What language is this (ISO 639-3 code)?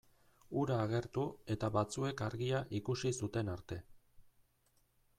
eus